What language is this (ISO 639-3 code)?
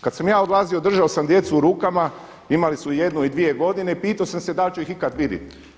hrv